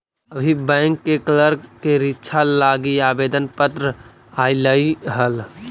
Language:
Magahi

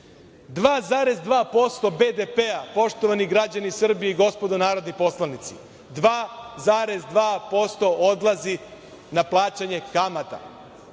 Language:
Serbian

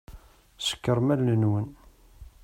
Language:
Kabyle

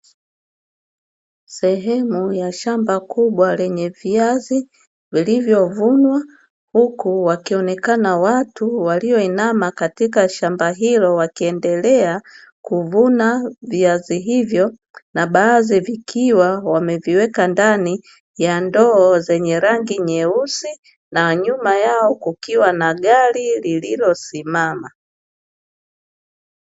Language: Swahili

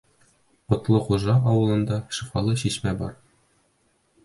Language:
Bashkir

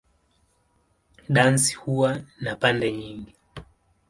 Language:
Swahili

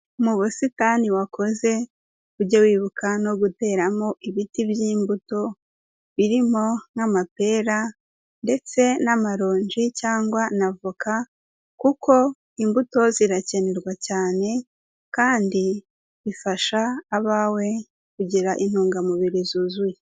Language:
Kinyarwanda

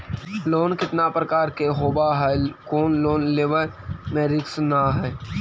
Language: Magahi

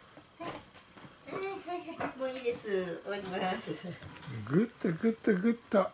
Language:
Japanese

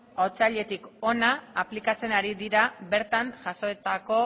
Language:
Basque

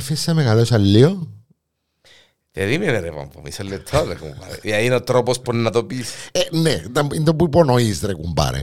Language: Greek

